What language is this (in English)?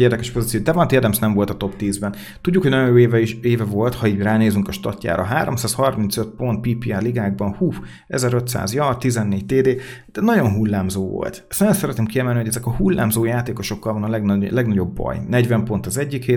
Hungarian